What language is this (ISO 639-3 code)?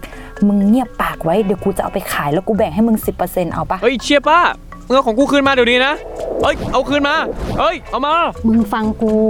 tha